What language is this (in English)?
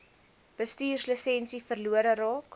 Afrikaans